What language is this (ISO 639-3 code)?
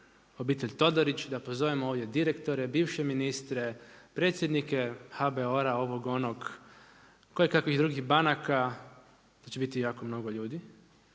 hrv